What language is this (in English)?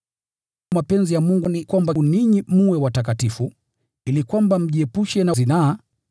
Swahili